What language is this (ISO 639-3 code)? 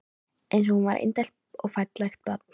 isl